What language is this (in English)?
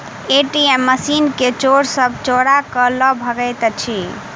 Maithili